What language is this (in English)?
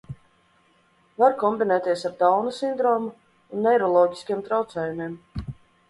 Latvian